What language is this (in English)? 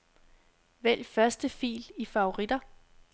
Danish